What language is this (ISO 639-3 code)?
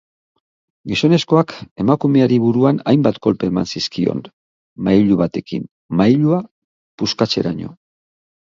eus